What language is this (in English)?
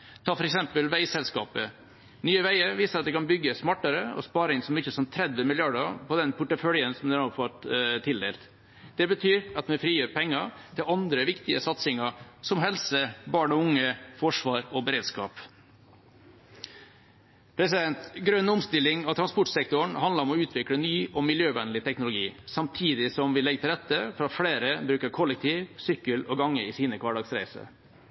Norwegian Bokmål